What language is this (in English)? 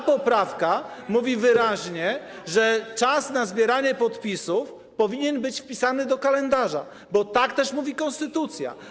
Polish